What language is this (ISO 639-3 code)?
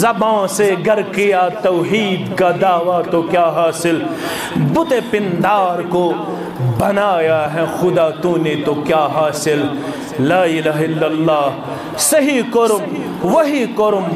ara